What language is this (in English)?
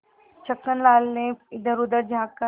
Hindi